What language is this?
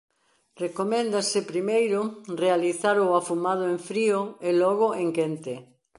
Galician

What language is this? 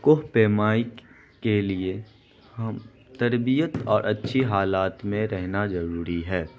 Urdu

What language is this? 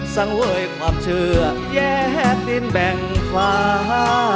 Thai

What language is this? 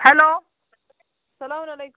Kashmiri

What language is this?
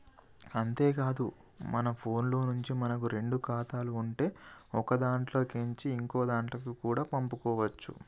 Telugu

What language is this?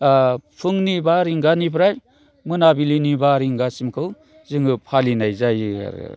Bodo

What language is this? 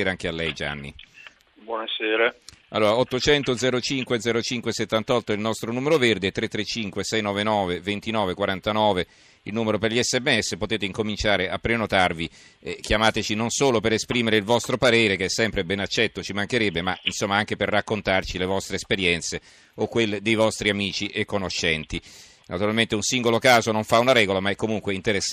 Italian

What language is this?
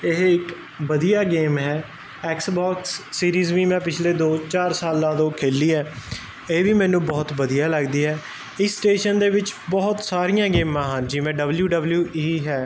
Punjabi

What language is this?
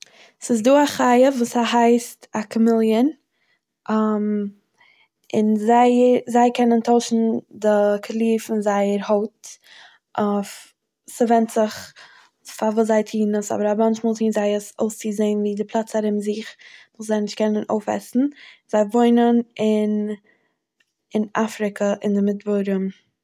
Yiddish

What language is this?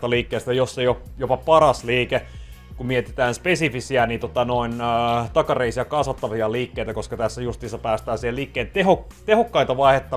Finnish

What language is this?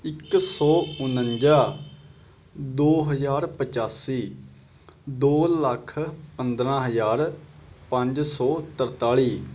Punjabi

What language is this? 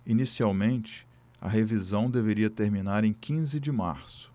Portuguese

